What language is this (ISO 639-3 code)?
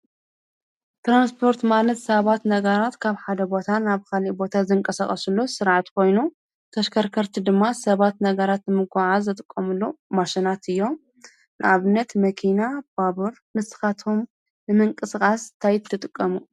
tir